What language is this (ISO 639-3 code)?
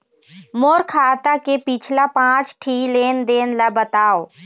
hne